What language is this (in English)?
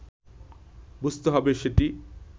Bangla